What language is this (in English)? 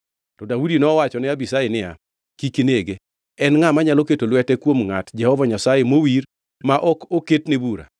Luo (Kenya and Tanzania)